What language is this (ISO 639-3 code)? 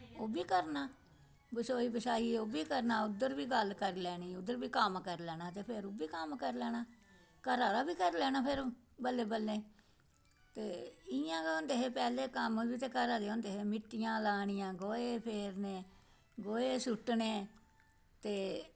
doi